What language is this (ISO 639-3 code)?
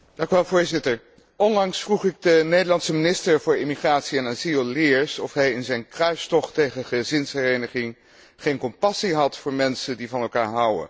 nld